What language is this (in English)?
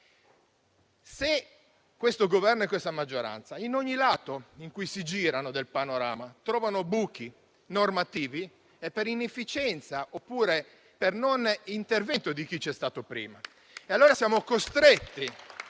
Italian